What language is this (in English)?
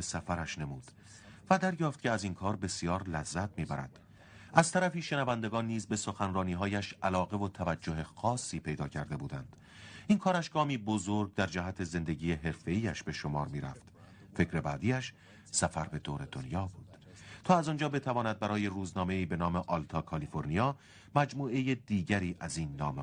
Persian